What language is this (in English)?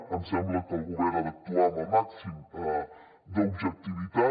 Catalan